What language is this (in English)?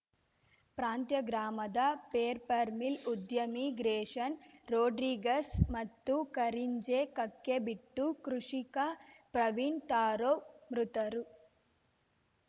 Kannada